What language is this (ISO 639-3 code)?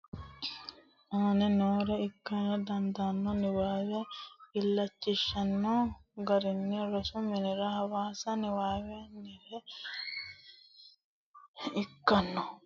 sid